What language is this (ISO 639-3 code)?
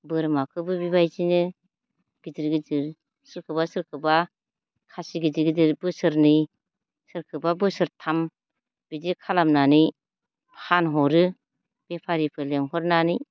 brx